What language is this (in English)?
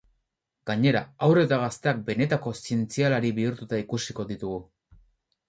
Basque